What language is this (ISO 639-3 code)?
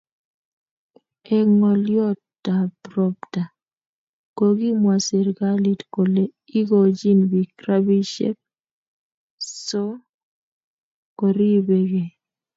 kln